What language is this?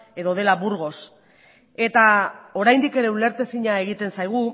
Basque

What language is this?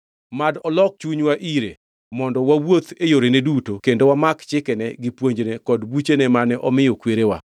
Luo (Kenya and Tanzania)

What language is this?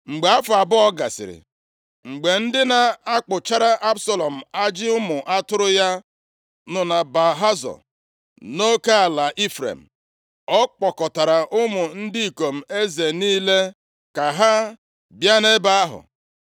Igbo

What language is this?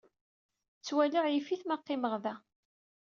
Kabyle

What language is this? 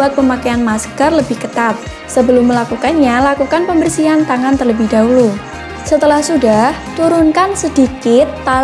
Indonesian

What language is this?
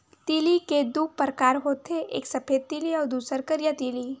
Chhattisgarhi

